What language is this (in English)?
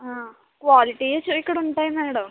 Telugu